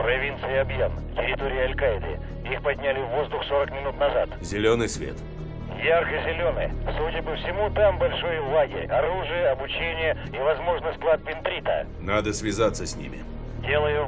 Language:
Russian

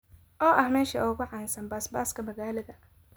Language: Somali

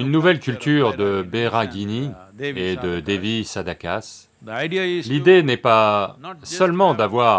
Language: French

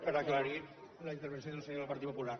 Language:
Catalan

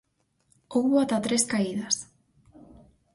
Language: Galician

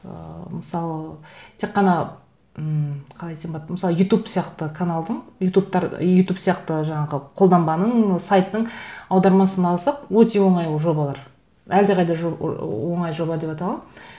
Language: Kazakh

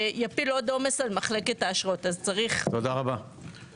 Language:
Hebrew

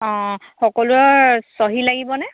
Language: Assamese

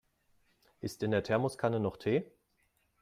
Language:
German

